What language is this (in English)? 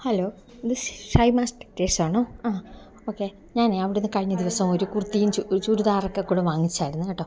Malayalam